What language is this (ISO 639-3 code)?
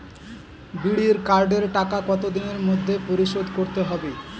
ben